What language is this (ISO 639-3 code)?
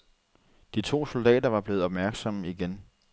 dan